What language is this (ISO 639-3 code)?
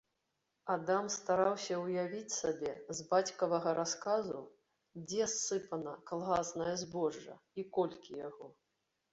bel